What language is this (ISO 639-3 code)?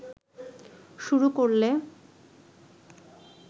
ben